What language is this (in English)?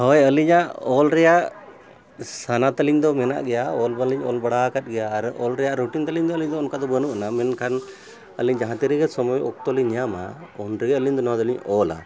Santali